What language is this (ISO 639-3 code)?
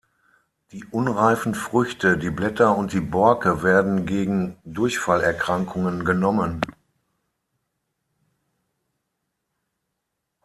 deu